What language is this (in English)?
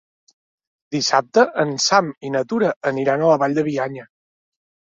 Catalan